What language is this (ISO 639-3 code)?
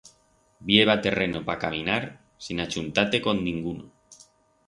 arg